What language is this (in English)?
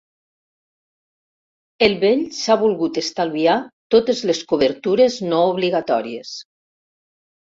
Catalan